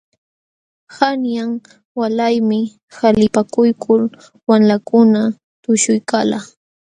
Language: Jauja Wanca Quechua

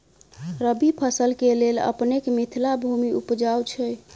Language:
Maithili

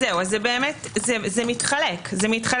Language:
Hebrew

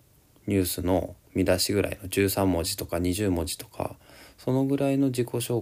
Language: Japanese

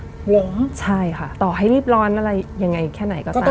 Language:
Thai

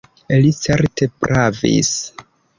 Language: Esperanto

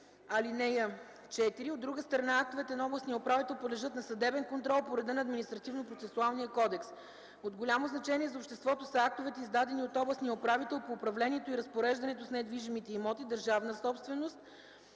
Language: Bulgarian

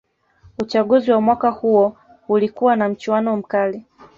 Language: Swahili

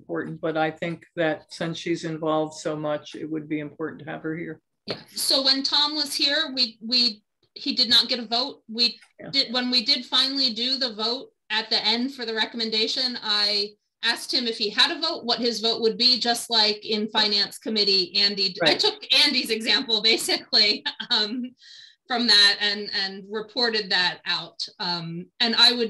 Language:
English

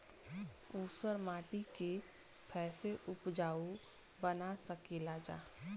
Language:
Bhojpuri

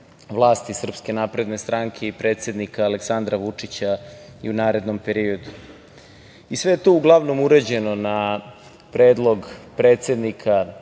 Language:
Serbian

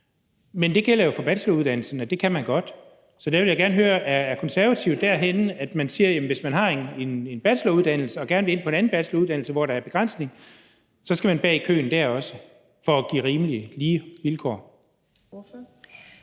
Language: Danish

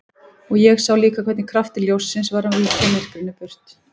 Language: Icelandic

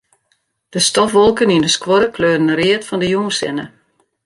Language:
Western Frisian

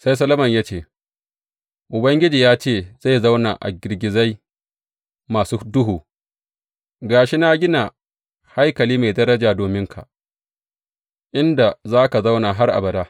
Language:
Hausa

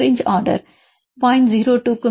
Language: Tamil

